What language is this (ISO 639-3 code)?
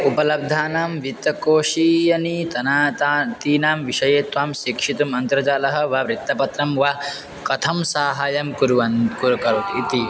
san